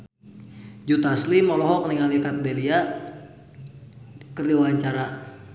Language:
Sundanese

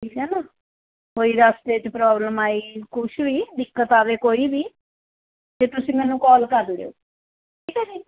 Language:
Punjabi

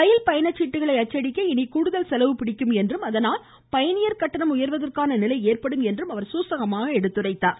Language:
Tamil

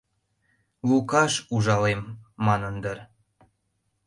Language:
Mari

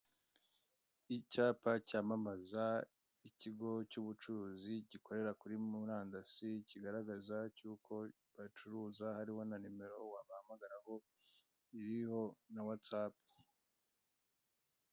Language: Kinyarwanda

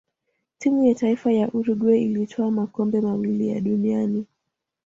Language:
Swahili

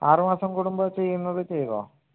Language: Malayalam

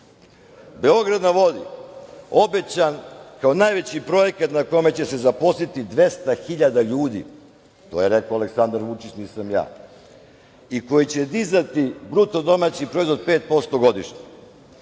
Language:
Serbian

